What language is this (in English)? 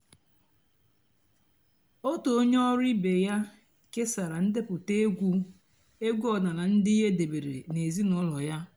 Igbo